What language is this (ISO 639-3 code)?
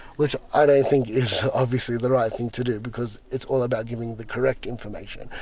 eng